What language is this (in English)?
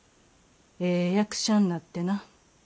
Japanese